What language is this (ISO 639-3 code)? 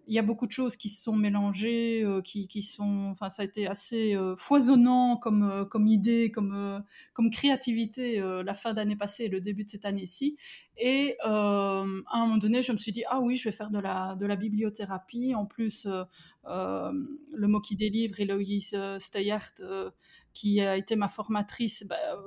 fra